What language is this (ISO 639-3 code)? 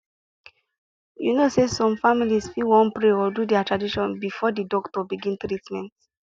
pcm